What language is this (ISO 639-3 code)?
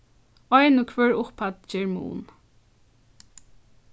fao